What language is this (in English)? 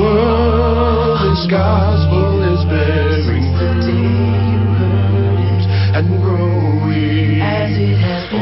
Slovak